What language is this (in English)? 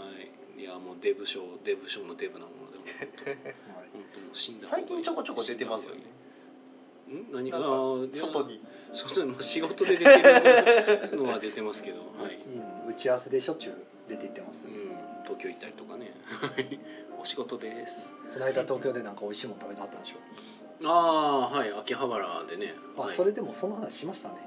Japanese